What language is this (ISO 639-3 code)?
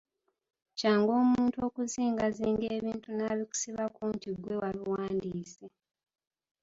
lug